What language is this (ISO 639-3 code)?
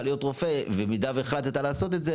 heb